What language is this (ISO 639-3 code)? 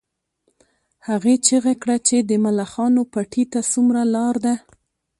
pus